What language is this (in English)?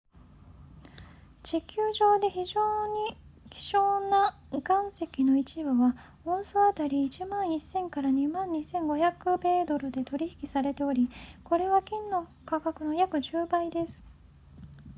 Japanese